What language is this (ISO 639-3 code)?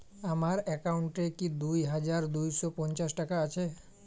ben